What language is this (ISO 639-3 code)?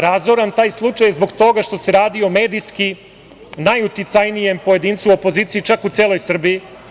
srp